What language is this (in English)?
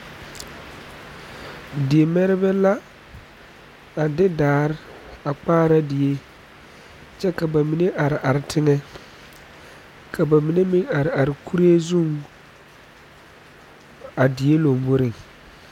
Southern Dagaare